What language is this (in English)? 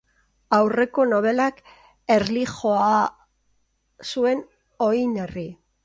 Basque